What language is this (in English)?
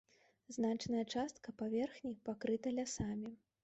Belarusian